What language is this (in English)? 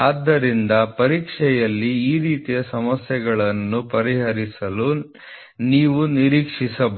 Kannada